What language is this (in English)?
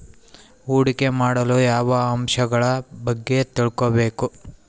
Kannada